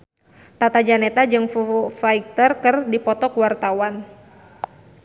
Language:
Sundanese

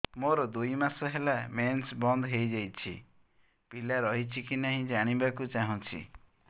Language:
Odia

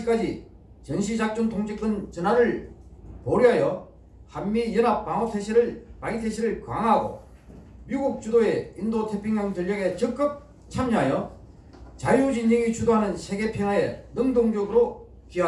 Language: Korean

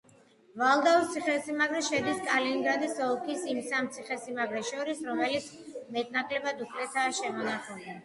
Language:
Georgian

